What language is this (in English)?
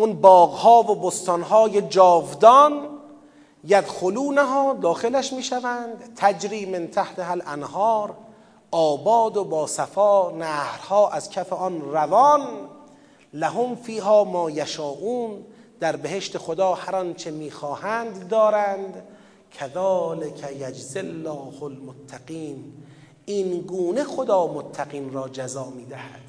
Persian